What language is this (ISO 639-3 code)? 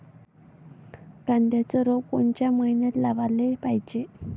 mar